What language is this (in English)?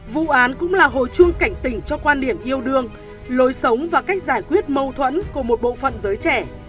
Vietnamese